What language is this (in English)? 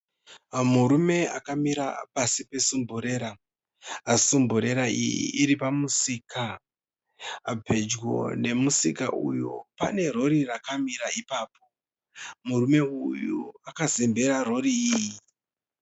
Shona